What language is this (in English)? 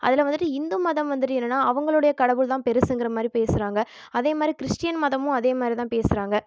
Tamil